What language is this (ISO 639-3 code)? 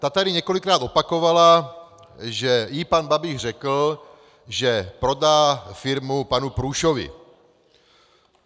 ces